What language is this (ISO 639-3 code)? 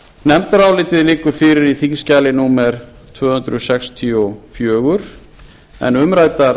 isl